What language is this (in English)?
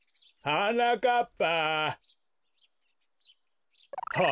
Japanese